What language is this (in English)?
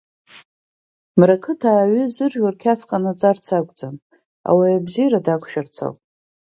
Abkhazian